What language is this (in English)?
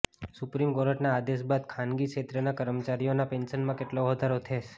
Gujarati